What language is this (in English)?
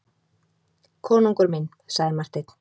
Icelandic